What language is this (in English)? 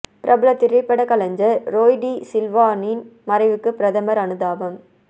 Tamil